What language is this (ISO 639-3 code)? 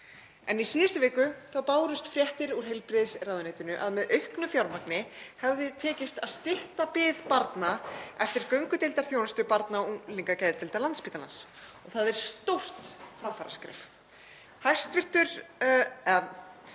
isl